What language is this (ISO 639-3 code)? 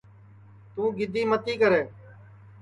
ssi